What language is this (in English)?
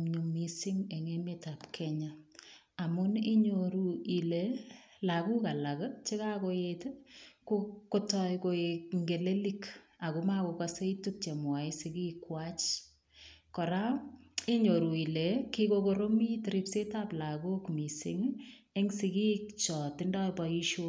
Kalenjin